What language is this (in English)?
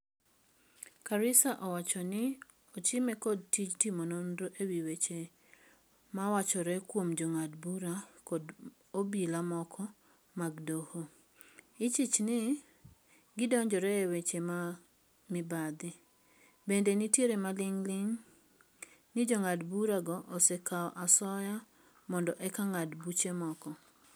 Luo (Kenya and Tanzania)